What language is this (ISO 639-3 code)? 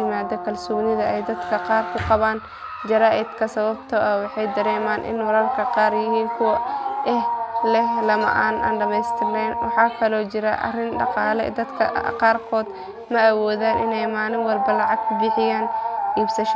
som